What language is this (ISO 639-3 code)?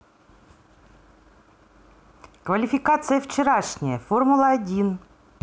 rus